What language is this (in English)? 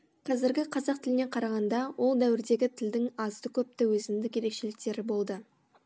Kazakh